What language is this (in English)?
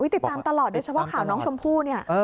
Thai